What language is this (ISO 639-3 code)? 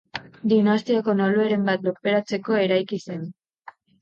eus